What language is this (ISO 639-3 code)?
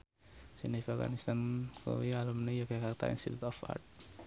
jav